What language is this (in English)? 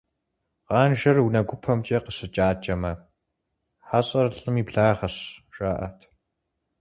Kabardian